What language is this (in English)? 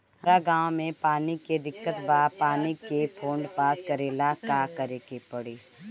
Bhojpuri